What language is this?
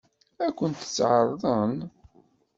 Kabyle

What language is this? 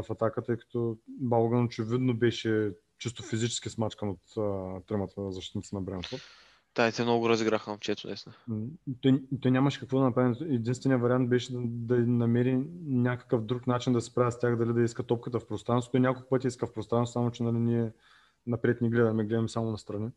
Bulgarian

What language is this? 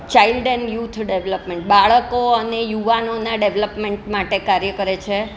Gujarati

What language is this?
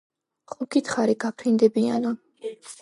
Georgian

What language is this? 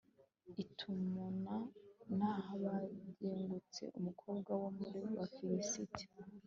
Kinyarwanda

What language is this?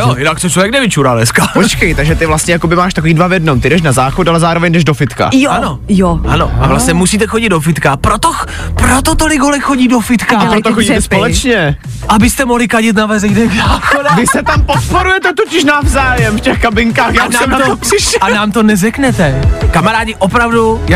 Czech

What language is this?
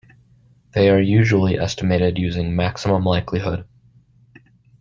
English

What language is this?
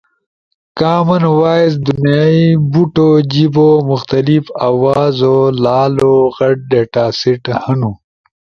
Ushojo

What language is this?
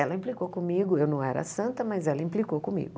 Portuguese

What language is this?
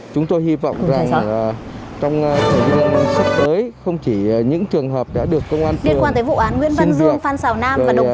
Vietnamese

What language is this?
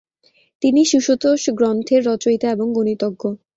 Bangla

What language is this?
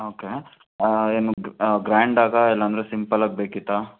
Kannada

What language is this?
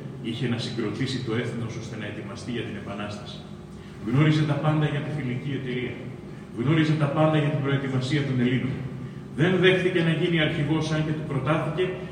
Greek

